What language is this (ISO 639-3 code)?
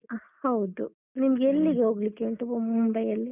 kan